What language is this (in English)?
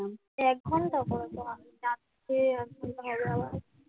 Bangla